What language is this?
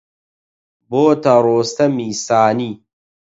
Central Kurdish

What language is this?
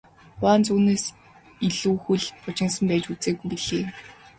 Mongolian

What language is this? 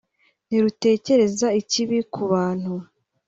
Kinyarwanda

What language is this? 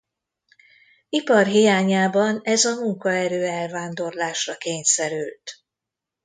Hungarian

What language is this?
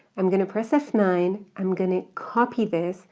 English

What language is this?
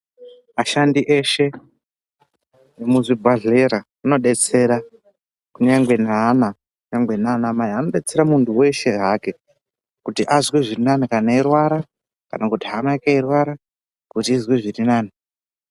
Ndau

